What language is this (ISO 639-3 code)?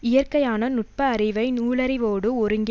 tam